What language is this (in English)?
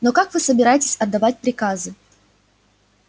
Russian